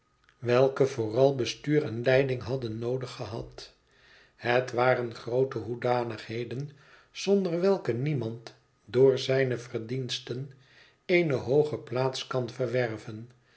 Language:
Dutch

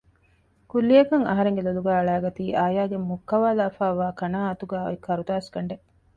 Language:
Divehi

